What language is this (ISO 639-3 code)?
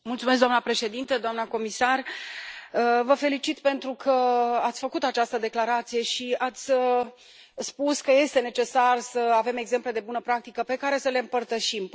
ron